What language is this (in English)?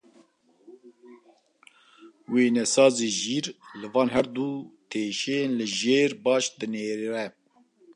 Kurdish